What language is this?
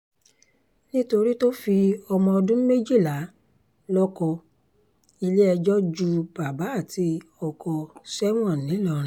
Yoruba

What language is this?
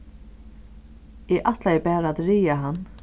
Faroese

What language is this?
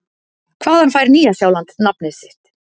Icelandic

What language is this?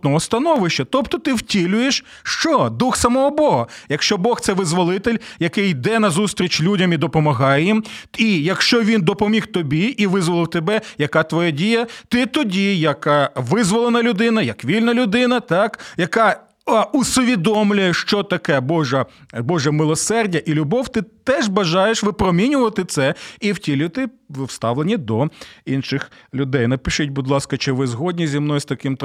Ukrainian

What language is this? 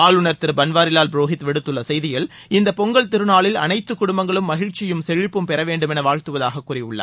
Tamil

